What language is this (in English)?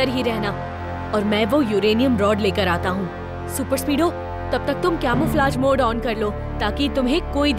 Hindi